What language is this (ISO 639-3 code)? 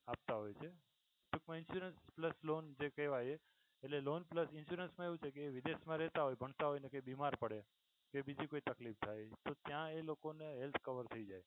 guj